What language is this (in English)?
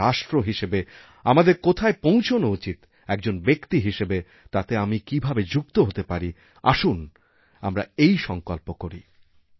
Bangla